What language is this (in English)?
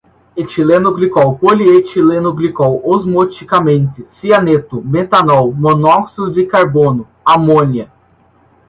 Portuguese